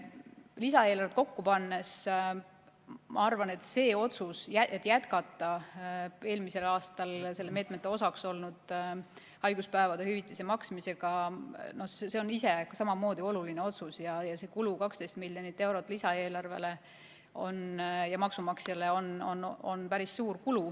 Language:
Estonian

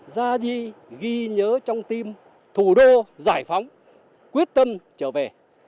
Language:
Vietnamese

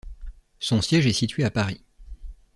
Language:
French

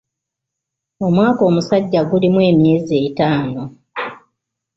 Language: Ganda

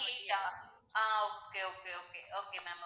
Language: Tamil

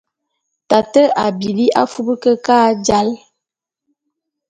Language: Bulu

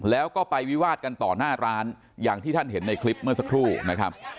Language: Thai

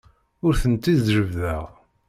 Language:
Kabyle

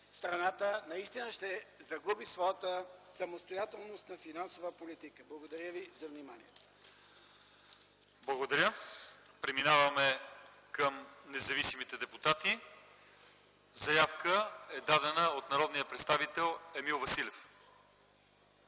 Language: Bulgarian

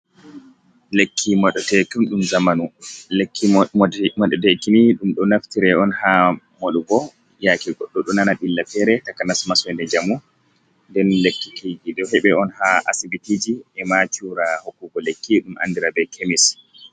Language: Fula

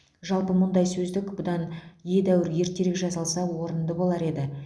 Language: Kazakh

